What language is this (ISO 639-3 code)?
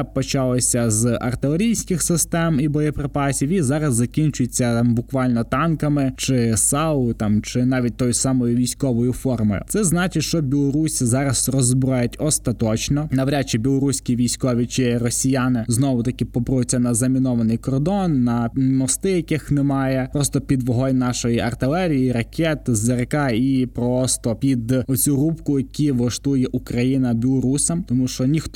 ukr